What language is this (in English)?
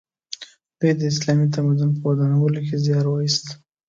Pashto